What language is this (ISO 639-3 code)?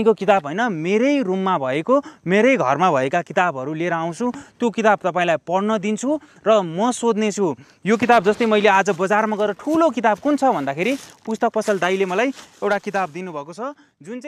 ron